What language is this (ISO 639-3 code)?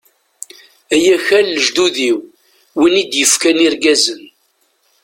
kab